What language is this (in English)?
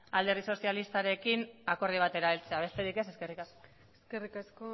Basque